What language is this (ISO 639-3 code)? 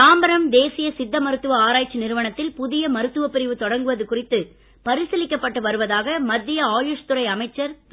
tam